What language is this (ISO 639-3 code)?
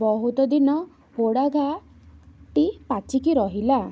ori